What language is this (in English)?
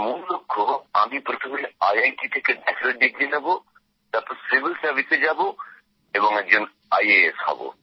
Bangla